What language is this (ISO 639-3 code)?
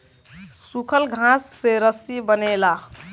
bho